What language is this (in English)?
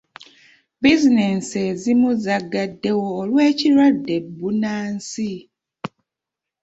Ganda